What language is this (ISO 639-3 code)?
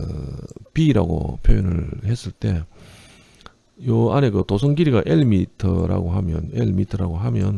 kor